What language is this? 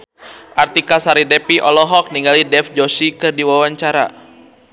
Sundanese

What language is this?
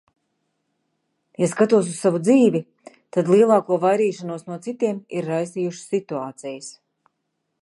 Latvian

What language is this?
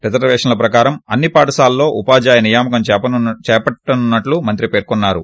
Telugu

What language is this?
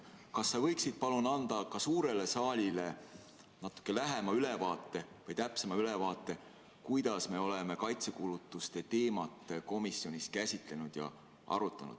Estonian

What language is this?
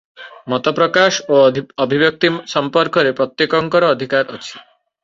Odia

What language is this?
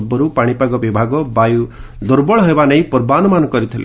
Odia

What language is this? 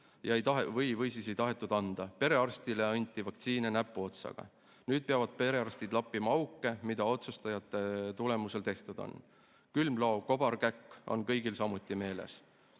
Estonian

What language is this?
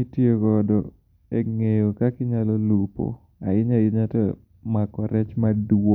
Luo (Kenya and Tanzania)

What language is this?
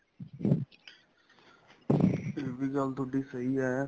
Punjabi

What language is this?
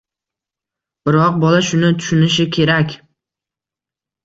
Uzbek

